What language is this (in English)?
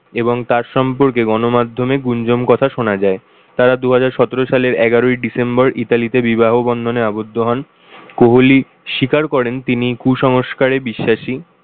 Bangla